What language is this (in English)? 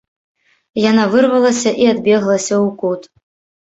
Belarusian